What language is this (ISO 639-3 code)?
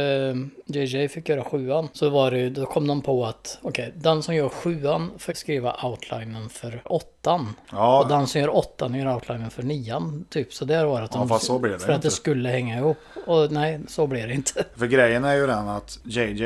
swe